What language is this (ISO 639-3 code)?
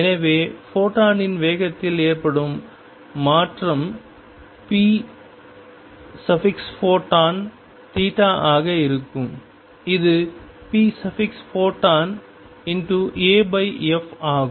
tam